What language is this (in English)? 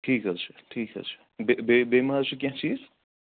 Kashmiri